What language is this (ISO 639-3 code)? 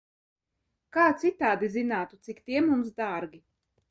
lav